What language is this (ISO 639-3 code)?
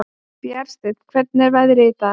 isl